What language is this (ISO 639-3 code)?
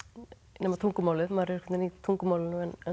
isl